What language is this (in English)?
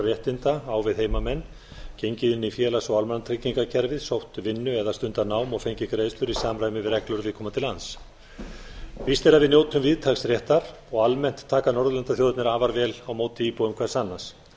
Icelandic